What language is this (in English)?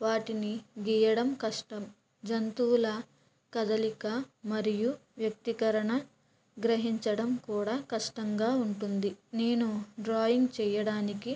Telugu